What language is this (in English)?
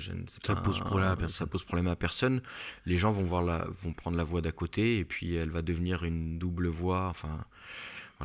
French